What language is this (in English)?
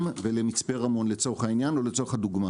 Hebrew